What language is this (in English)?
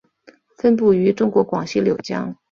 Chinese